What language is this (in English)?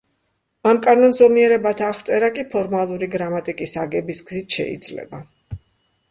Georgian